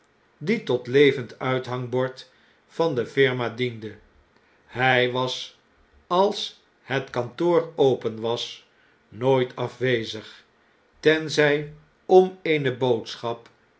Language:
Dutch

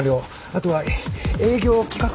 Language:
Japanese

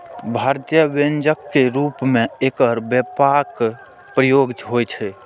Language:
Maithili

